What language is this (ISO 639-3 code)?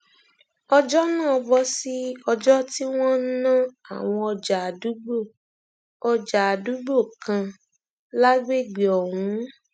yor